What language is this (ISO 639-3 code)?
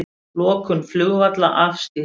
isl